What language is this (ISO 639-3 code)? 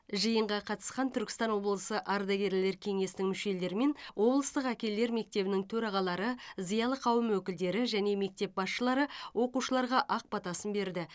kaz